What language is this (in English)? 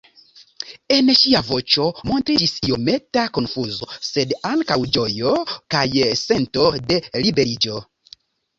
Esperanto